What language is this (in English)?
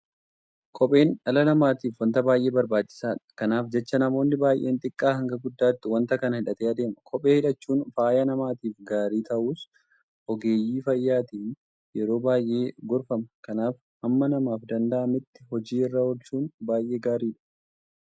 Oromo